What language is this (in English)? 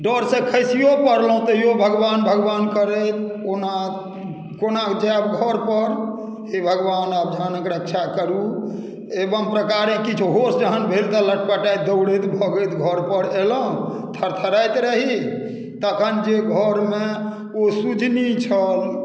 Maithili